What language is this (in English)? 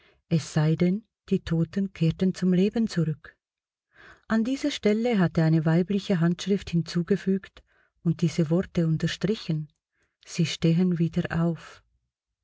German